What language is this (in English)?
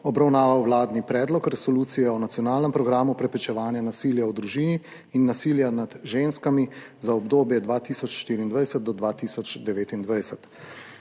Slovenian